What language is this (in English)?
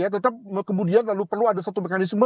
Indonesian